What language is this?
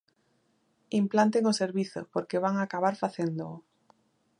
Galician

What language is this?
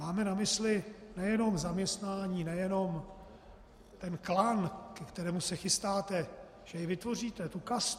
Czech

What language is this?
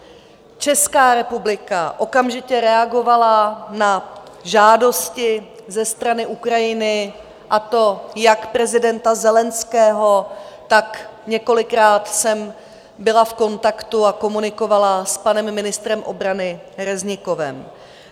Czech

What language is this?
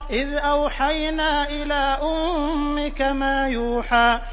Arabic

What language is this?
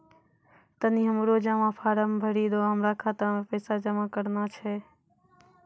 Maithili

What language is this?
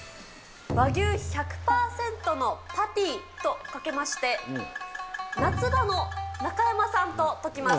Japanese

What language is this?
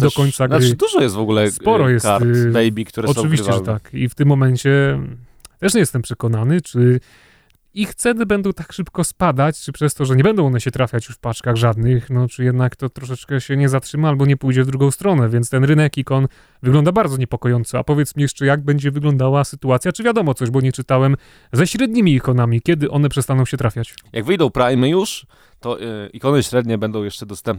Polish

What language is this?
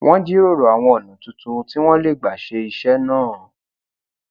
Yoruba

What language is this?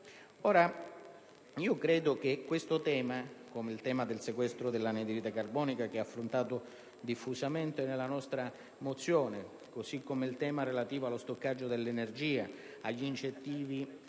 Italian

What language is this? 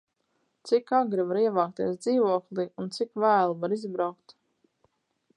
Latvian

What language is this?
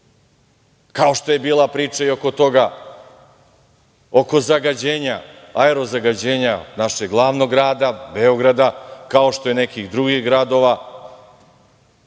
Serbian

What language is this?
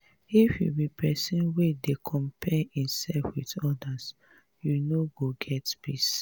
Nigerian Pidgin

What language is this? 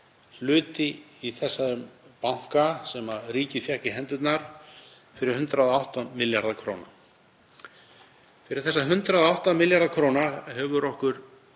Icelandic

